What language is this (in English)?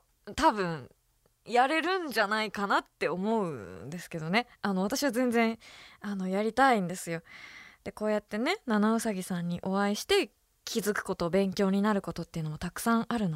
Japanese